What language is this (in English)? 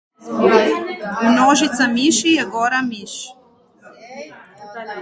Slovenian